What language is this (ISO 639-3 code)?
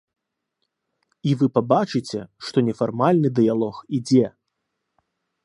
bel